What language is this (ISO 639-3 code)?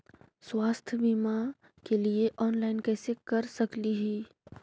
mag